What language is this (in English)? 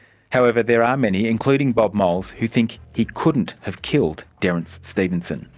English